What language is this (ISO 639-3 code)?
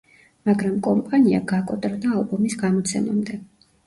kat